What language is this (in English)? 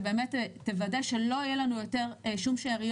Hebrew